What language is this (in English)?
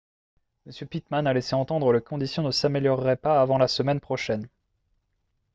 French